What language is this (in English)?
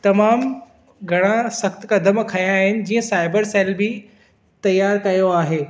Sindhi